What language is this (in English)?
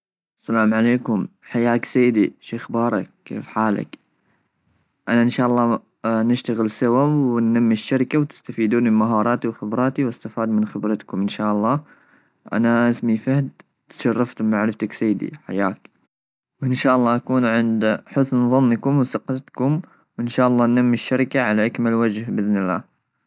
Gulf Arabic